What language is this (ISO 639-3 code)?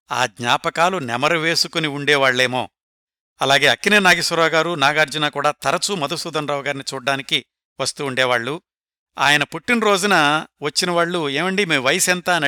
tel